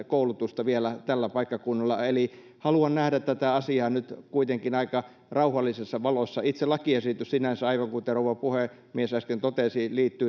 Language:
Finnish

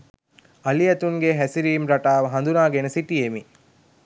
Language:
Sinhala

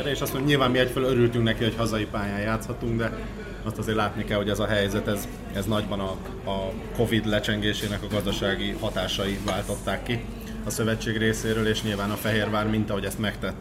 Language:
Hungarian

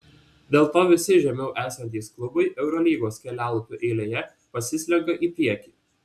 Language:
Lithuanian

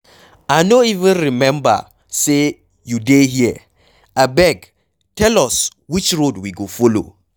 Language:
Nigerian Pidgin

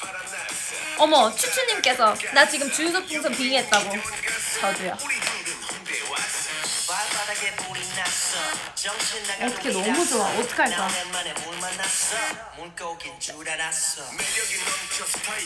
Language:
Korean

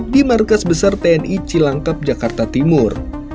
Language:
Indonesian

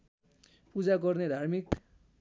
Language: Nepali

